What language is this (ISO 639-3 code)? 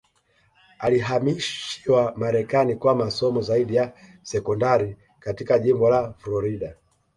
swa